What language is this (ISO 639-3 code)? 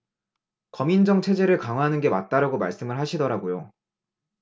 kor